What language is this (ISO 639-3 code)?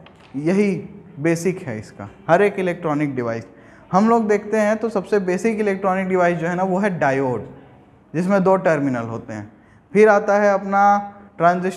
hin